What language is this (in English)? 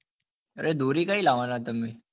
Gujarati